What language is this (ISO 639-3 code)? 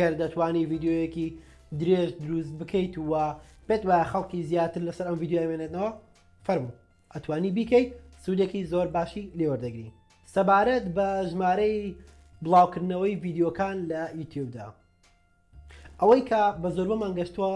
kur